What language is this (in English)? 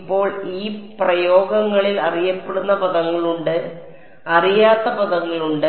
Malayalam